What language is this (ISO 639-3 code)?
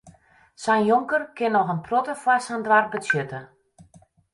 fry